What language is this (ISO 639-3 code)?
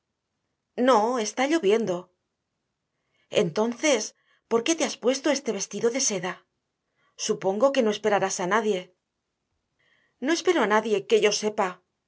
spa